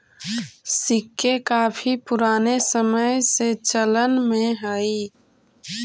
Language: Magahi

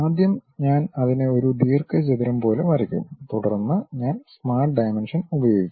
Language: Malayalam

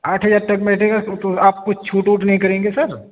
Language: Urdu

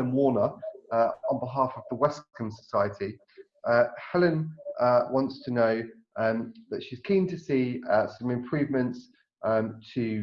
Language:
English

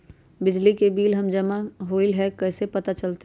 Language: Magahi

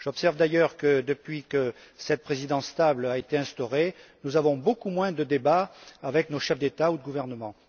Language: French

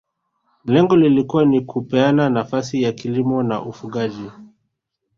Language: Swahili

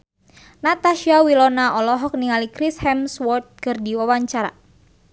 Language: Sundanese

